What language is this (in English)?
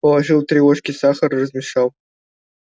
Russian